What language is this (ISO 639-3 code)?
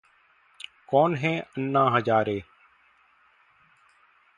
hin